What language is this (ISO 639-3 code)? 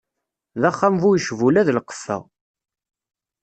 kab